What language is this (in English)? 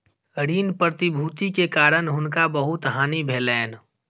Maithili